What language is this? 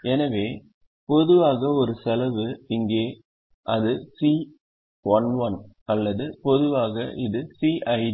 Tamil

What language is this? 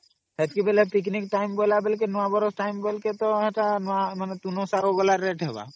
Odia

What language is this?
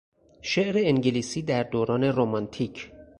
Persian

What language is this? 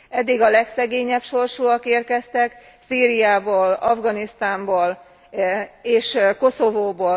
Hungarian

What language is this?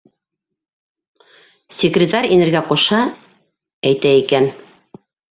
Bashkir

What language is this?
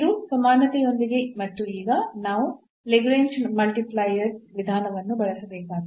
Kannada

